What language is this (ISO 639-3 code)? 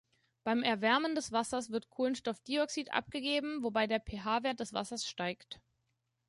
deu